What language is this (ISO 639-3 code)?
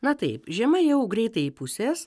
lit